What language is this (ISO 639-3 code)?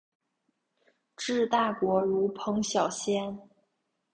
zho